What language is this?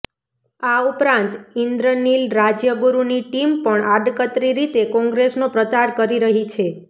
Gujarati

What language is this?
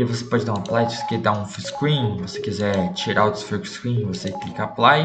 Portuguese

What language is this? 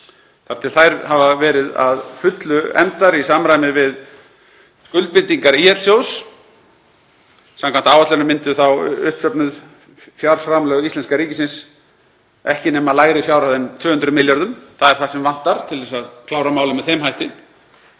Icelandic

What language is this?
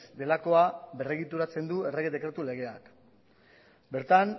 Basque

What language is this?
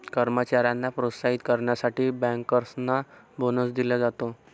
Marathi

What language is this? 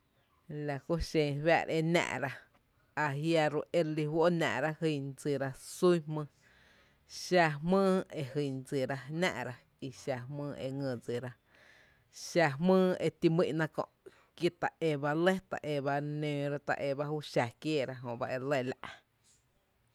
Tepinapa Chinantec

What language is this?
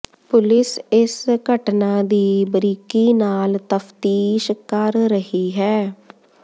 Punjabi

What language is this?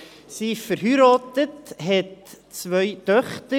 Swiss German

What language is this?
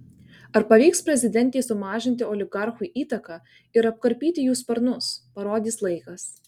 Lithuanian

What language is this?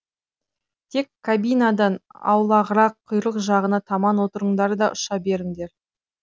Kazakh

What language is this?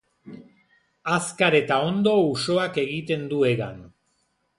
Basque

